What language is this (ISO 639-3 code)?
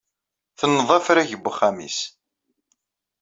kab